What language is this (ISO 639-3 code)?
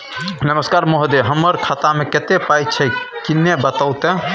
mai